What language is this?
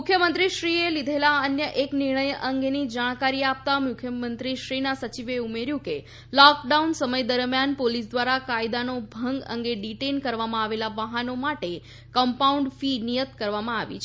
Gujarati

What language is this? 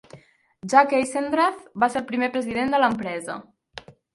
Catalan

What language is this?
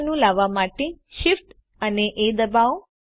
Gujarati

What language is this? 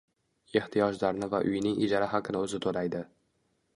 Uzbek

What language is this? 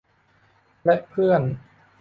Thai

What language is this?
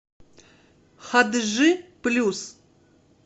Russian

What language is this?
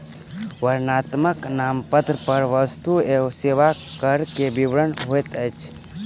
Maithili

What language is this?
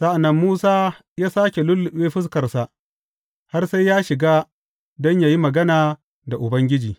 Hausa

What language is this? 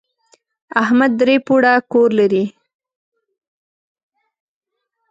Pashto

